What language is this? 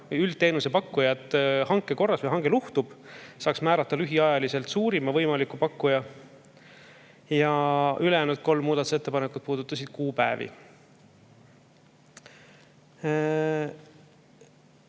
Estonian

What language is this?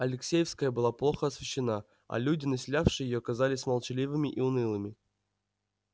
Russian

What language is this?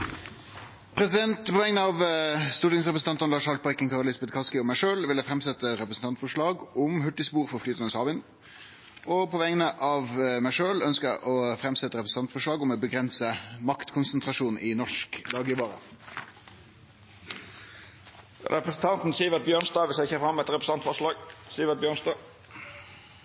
Norwegian Nynorsk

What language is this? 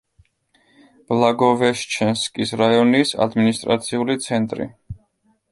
Georgian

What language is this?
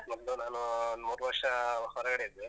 Kannada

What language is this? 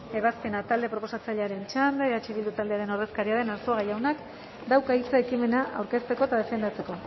Basque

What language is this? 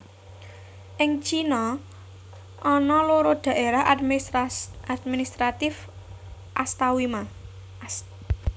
Javanese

